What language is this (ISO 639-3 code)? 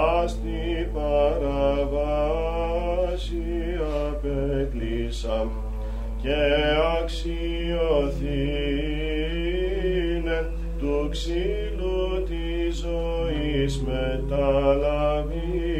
ell